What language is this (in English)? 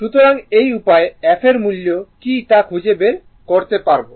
Bangla